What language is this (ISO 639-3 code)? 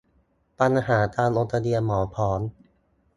tha